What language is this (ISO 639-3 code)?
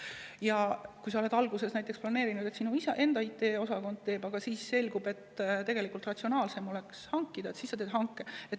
est